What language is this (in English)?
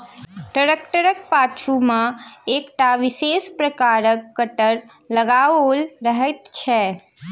Maithili